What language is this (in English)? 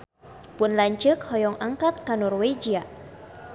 Sundanese